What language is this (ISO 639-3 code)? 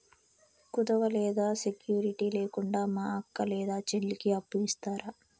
tel